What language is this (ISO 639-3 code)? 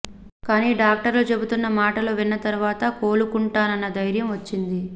tel